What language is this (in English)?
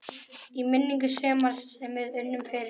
Icelandic